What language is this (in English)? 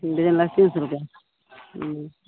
Maithili